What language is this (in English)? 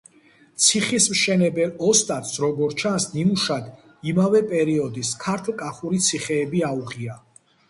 Georgian